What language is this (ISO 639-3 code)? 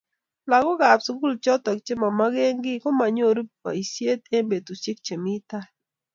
kln